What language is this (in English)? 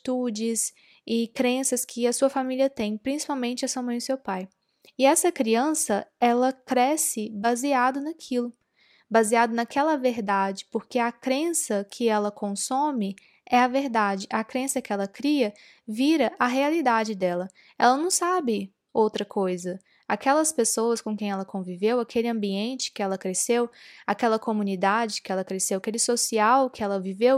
Portuguese